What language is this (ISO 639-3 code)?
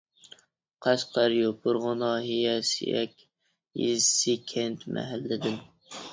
uig